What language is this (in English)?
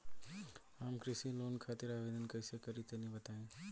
Bhojpuri